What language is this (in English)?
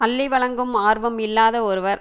Tamil